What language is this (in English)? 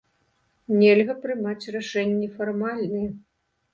Belarusian